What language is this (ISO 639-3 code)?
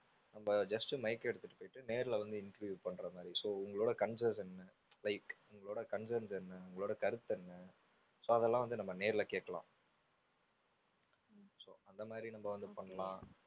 tam